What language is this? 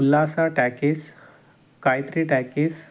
Kannada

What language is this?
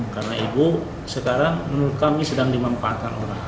Indonesian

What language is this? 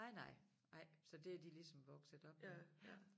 Danish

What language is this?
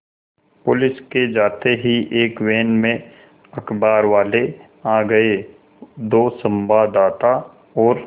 Hindi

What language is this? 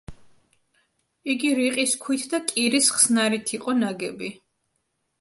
Georgian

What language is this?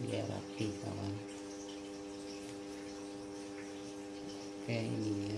Indonesian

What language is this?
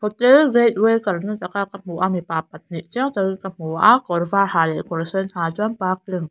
Mizo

